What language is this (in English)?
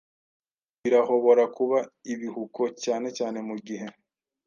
Kinyarwanda